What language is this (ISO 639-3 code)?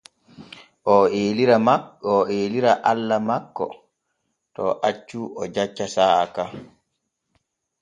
fue